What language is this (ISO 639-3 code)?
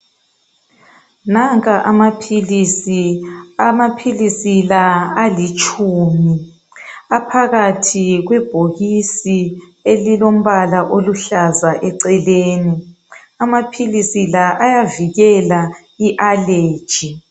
nde